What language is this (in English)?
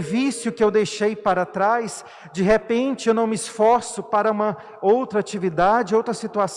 Portuguese